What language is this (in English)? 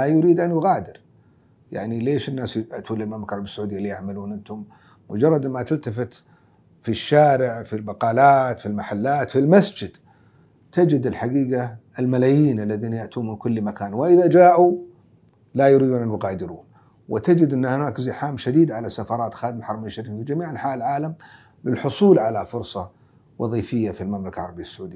Arabic